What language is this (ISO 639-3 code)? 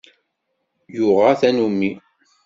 kab